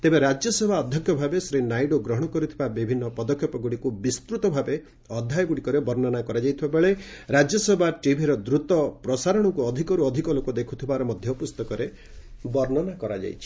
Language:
Odia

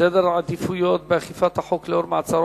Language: Hebrew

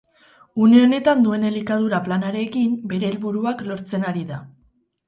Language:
Basque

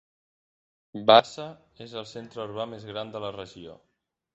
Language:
Catalan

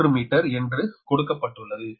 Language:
Tamil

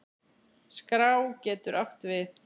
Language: Icelandic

